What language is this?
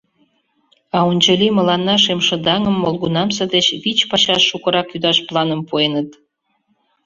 Mari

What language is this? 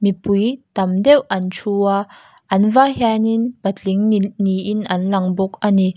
Mizo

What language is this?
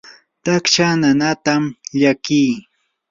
Yanahuanca Pasco Quechua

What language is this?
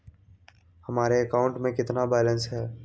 Magahi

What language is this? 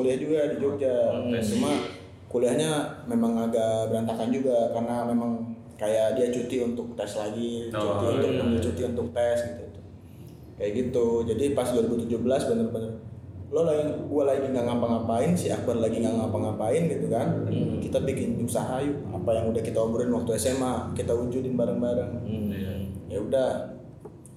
Indonesian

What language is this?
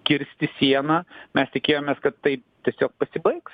Lithuanian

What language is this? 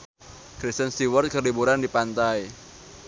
Sundanese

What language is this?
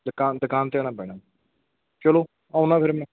Punjabi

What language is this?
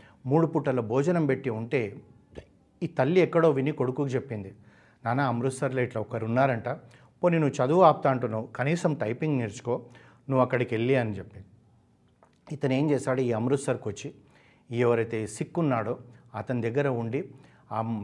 Telugu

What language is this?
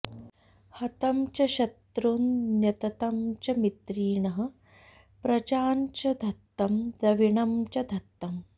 Sanskrit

